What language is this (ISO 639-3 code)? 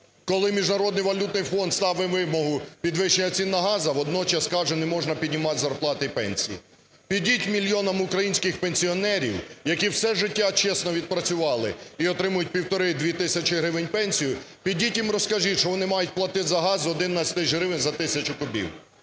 ukr